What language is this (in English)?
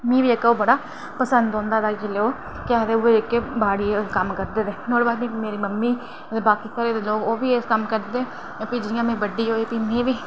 Dogri